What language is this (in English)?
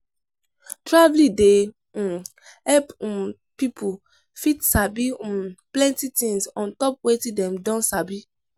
Nigerian Pidgin